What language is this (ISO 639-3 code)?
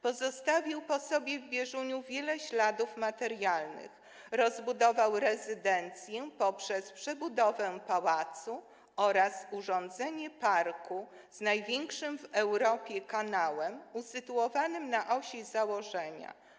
pol